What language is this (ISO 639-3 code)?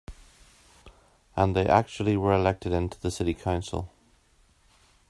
eng